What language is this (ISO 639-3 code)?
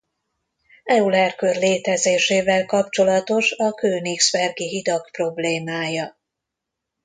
hun